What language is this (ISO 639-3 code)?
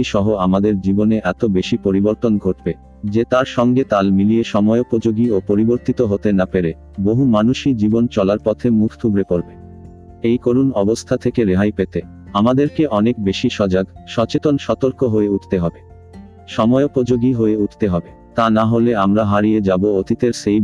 ben